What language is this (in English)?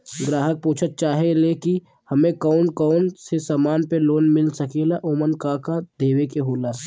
Bhojpuri